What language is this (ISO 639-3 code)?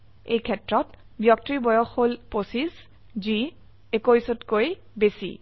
asm